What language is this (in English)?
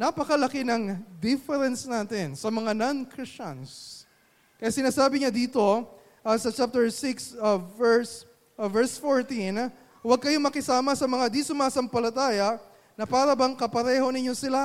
Filipino